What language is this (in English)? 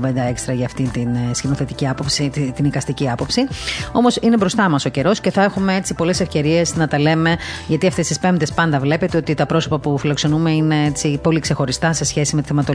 Greek